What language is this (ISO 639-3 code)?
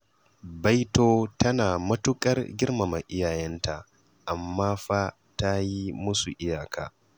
hau